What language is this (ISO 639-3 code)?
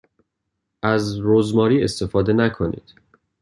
fas